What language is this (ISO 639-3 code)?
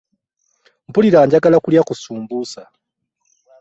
lug